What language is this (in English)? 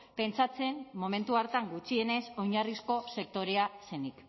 Basque